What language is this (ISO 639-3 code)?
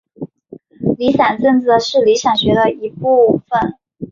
zho